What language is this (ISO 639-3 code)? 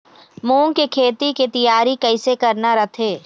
hne